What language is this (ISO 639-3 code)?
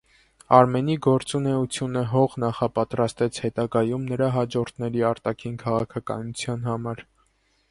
hye